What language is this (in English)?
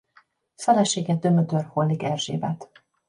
Hungarian